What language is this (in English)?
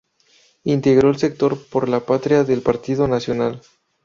Spanish